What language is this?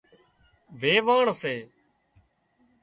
Wadiyara Koli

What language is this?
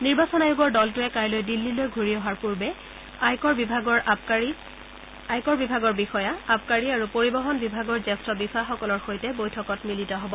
Assamese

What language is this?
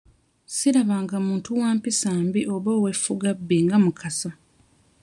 Ganda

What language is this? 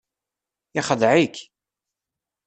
Kabyle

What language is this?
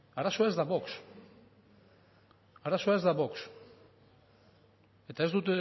Basque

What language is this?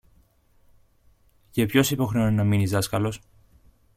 Greek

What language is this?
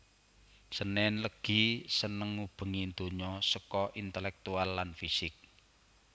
Javanese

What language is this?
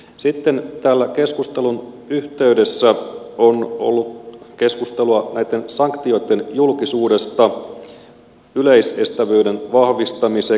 Finnish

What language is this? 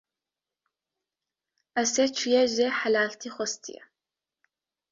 Kurdish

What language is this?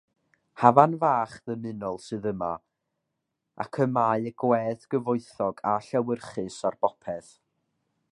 Welsh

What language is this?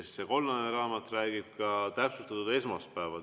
Estonian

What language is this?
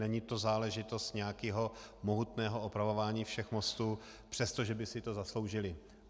Czech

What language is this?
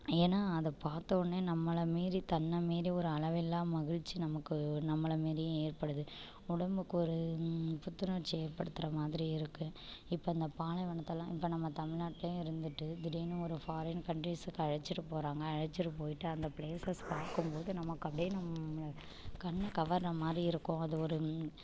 Tamil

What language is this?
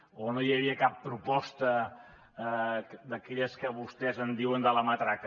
Catalan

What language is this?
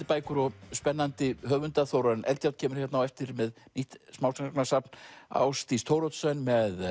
Icelandic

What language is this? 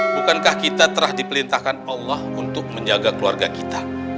Indonesian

